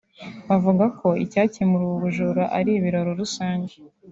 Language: Kinyarwanda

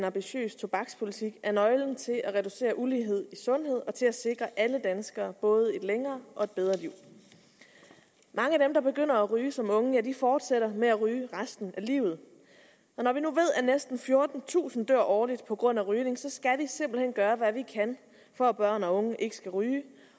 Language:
Danish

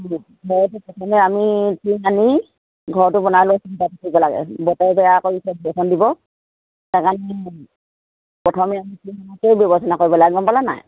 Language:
Assamese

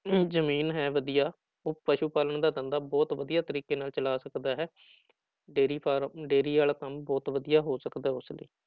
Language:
Punjabi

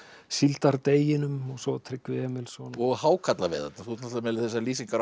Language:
Icelandic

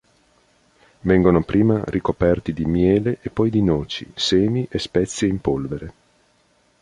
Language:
Italian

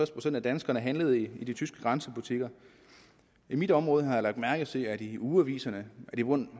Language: Danish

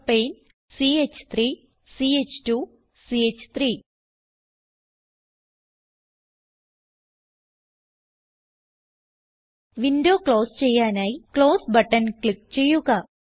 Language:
Malayalam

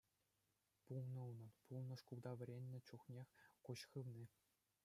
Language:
Chuvash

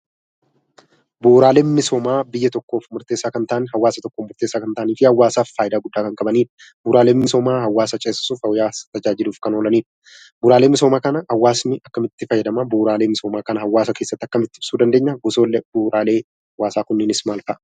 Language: Oromo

